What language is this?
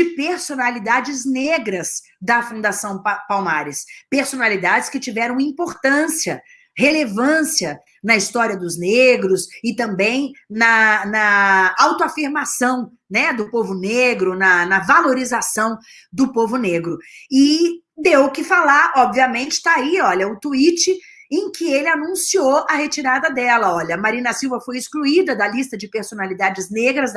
Portuguese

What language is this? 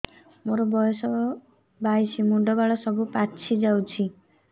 Odia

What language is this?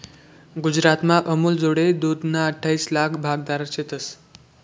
Marathi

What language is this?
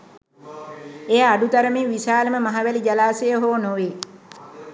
Sinhala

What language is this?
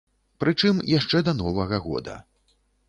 Belarusian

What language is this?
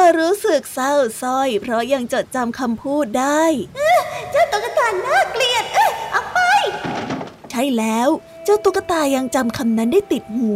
Thai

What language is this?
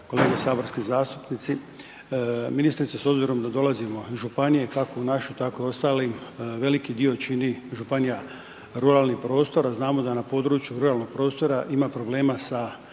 Croatian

